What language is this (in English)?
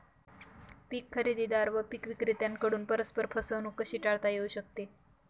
Marathi